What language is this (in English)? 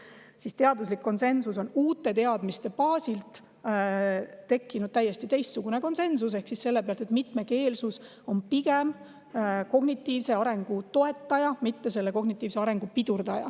Estonian